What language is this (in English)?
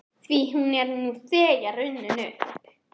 Icelandic